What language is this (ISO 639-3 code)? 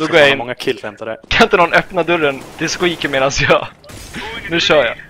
swe